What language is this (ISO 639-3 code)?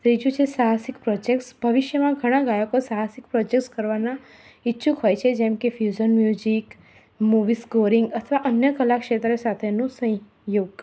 guj